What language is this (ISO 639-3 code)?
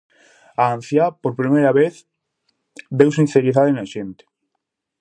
glg